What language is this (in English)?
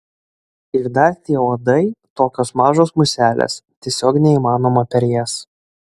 Lithuanian